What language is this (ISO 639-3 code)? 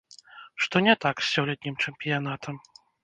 bel